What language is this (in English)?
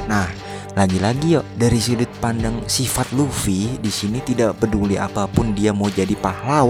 Indonesian